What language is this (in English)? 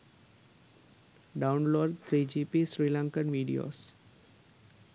Sinhala